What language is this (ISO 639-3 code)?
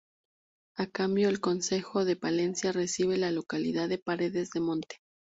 spa